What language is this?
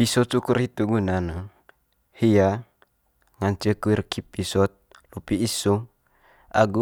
Manggarai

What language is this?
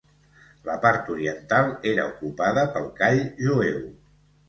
Catalan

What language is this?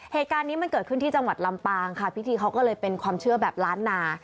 Thai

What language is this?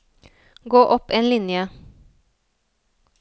Norwegian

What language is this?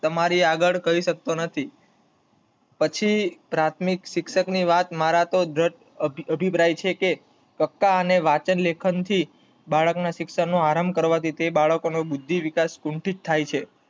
Gujarati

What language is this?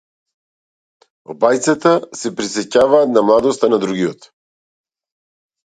Macedonian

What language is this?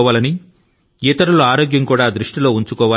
Telugu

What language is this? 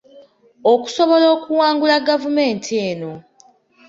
Ganda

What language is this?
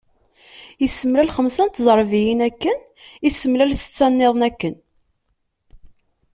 Kabyle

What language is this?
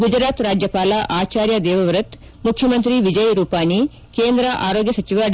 Kannada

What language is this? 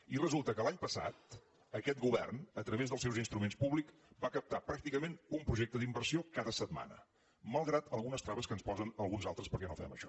Catalan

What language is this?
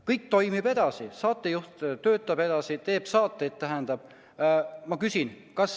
Estonian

